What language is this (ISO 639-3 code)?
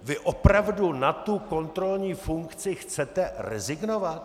ces